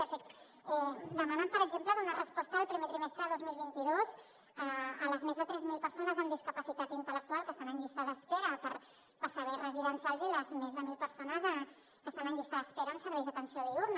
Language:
Catalan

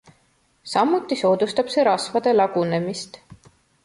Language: Estonian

